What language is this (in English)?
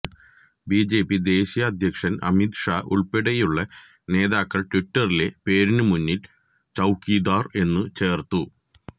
Malayalam